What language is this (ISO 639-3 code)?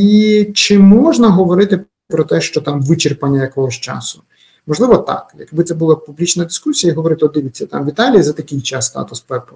ukr